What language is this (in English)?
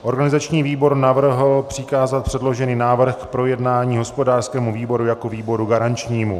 Czech